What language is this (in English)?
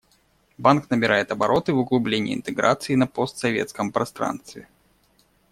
Russian